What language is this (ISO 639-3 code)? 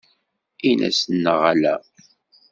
kab